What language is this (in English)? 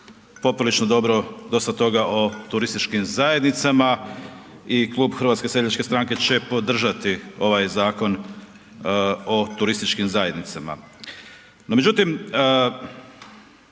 Croatian